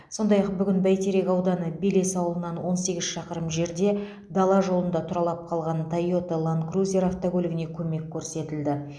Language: Kazakh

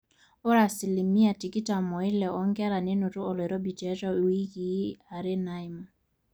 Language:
Masai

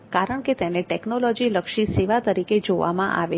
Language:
Gujarati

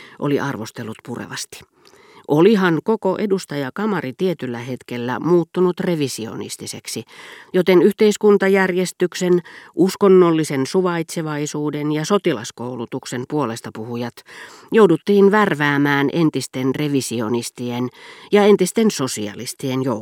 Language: Finnish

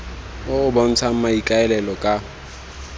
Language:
Tswana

